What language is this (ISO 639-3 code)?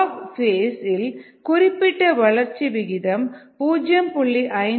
tam